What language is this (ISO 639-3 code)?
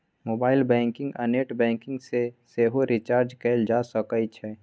mai